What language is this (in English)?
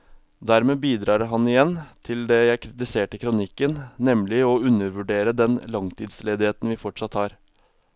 Norwegian